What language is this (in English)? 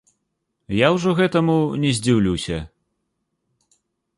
Belarusian